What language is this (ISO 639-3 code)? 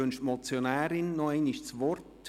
gsw